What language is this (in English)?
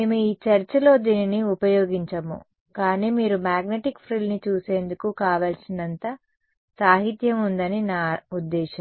Telugu